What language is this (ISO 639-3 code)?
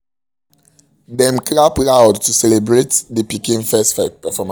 pcm